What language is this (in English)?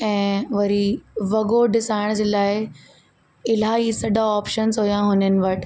Sindhi